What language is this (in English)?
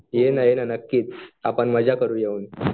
Marathi